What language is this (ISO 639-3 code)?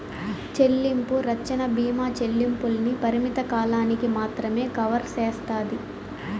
tel